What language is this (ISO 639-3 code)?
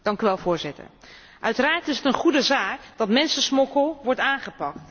nld